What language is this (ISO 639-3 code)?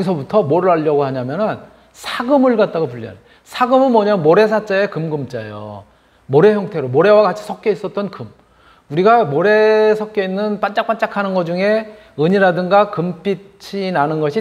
kor